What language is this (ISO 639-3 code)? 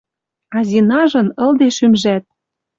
mrj